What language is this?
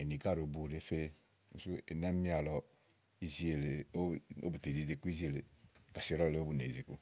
Igo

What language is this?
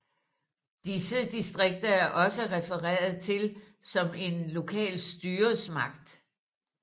Danish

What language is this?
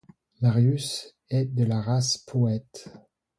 French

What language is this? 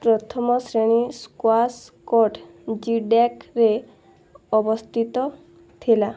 Odia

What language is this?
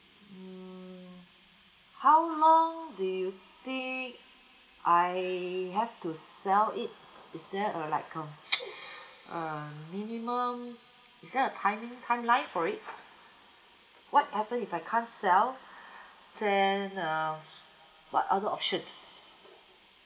English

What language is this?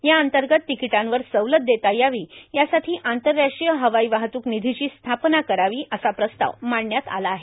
Marathi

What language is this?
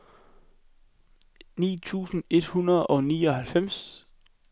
Danish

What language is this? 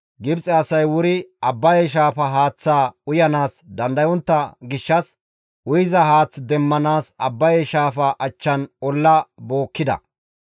Gamo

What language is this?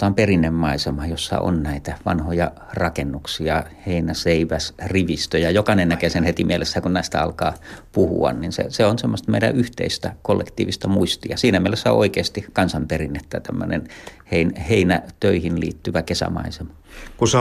Finnish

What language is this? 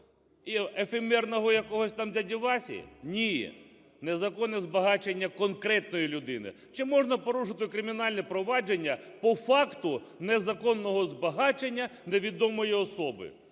Ukrainian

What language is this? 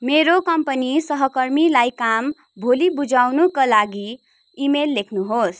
Nepali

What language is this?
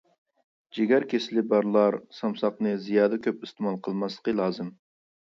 Uyghur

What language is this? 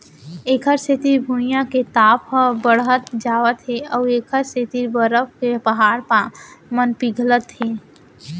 Chhattisgarhi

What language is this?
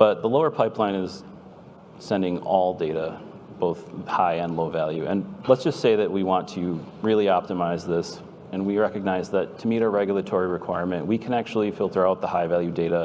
English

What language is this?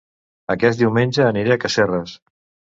Catalan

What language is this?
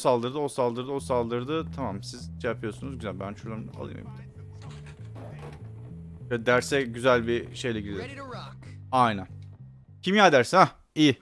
Turkish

